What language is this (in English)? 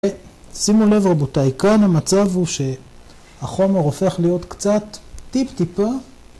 Hebrew